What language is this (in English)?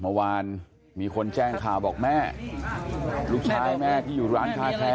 Thai